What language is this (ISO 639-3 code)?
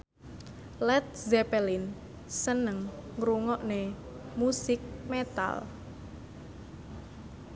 jav